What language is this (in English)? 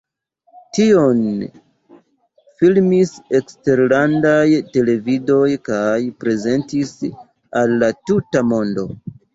Esperanto